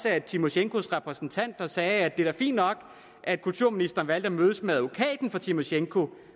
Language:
Danish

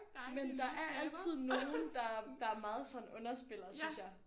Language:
Danish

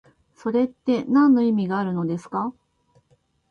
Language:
Japanese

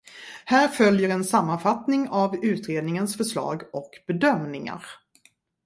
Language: Swedish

